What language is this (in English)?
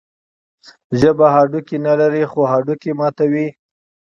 Pashto